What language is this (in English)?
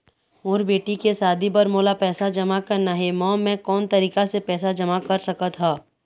Chhattisgarhi